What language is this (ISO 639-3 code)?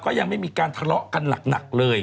tha